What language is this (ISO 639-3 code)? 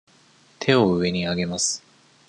jpn